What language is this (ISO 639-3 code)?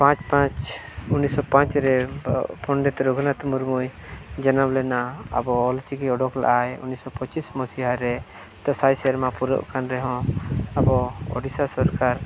sat